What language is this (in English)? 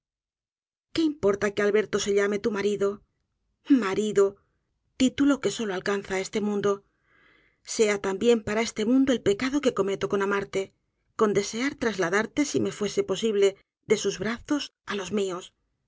Spanish